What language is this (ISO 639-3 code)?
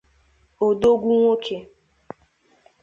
ibo